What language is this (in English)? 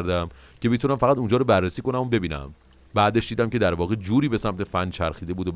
Persian